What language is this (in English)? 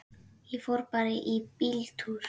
Icelandic